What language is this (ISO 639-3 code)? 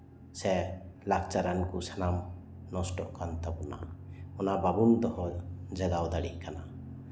sat